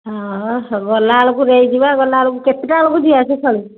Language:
Odia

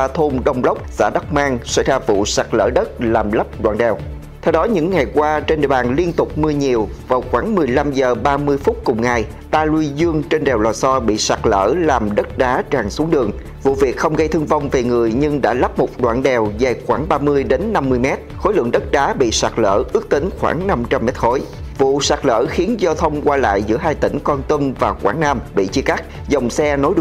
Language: Vietnamese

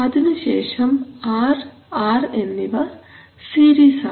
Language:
Malayalam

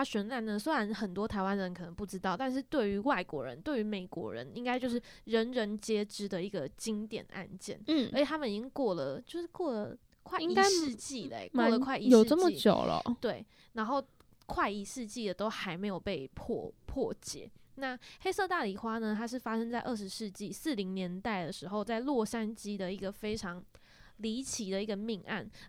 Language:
Chinese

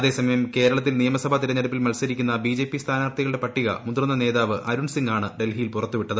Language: Malayalam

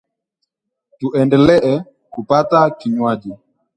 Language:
Swahili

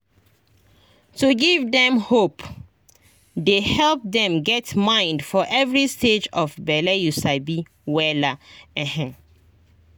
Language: Nigerian Pidgin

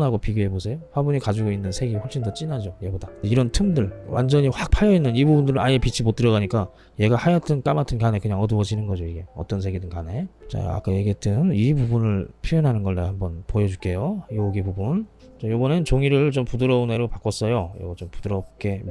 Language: Korean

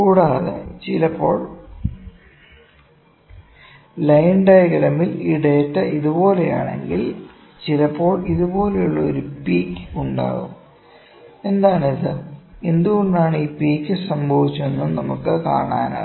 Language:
Malayalam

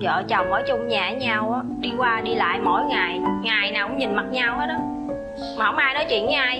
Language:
Vietnamese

